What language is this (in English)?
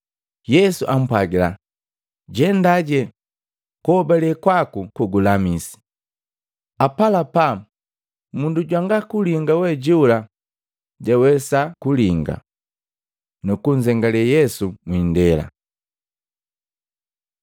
Matengo